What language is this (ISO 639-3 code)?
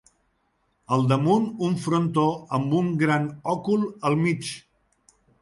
cat